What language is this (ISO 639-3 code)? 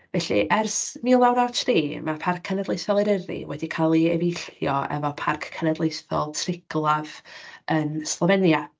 cym